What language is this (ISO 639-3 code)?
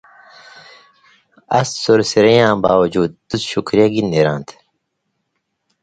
mvy